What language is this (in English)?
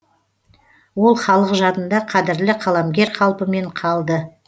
Kazakh